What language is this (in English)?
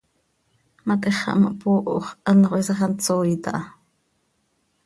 Seri